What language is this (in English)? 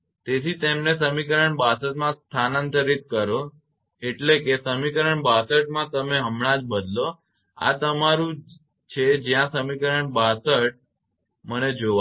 Gujarati